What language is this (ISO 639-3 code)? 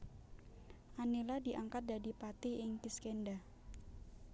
jav